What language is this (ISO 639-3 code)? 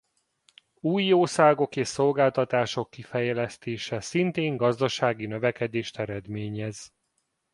hun